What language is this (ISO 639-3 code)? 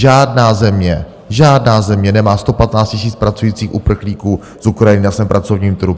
ces